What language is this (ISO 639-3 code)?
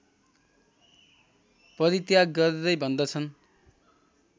nep